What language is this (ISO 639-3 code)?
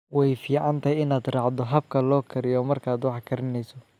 som